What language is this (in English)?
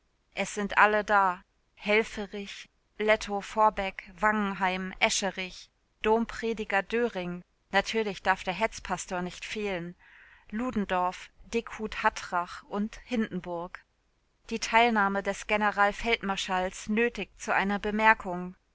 German